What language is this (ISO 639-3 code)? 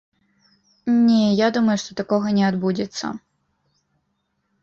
bel